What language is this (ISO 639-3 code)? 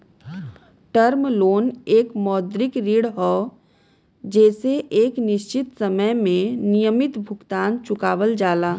bho